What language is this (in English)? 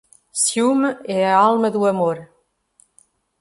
Portuguese